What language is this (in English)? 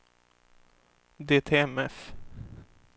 Swedish